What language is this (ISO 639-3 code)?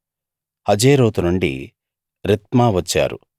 tel